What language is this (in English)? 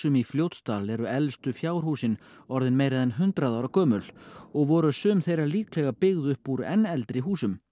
Icelandic